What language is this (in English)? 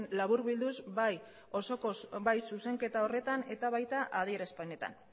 Basque